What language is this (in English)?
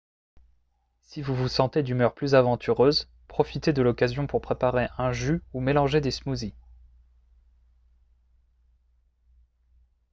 French